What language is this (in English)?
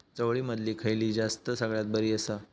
Marathi